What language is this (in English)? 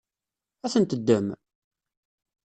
Kabyle